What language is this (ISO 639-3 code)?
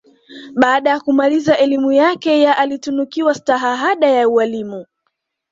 swa